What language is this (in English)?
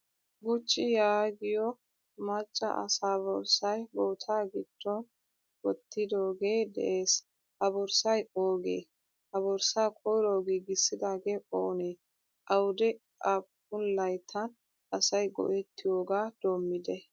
Wolaytta